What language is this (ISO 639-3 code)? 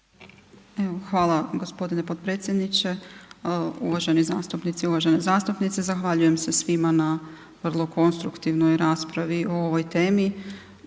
hrv